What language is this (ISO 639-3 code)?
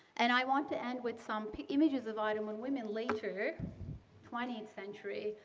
eng